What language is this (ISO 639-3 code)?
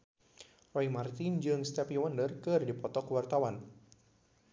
sun